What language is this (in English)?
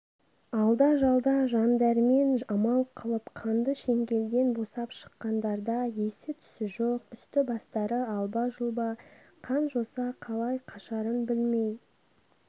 Kazakh